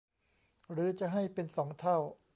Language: Thai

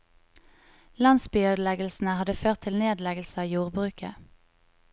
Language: Norwegian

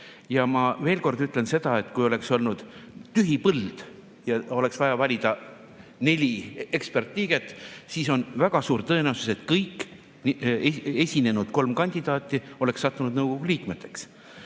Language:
Estonian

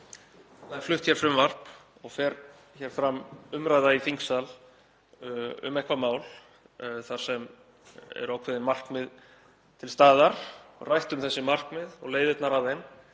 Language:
Icelandic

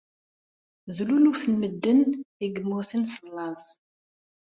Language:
Kabyle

